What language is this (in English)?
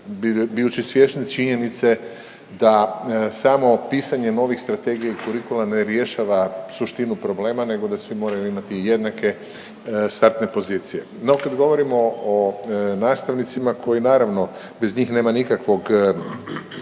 Croatian